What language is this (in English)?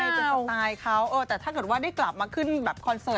Thai